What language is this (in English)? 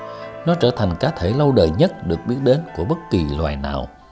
Vietnamese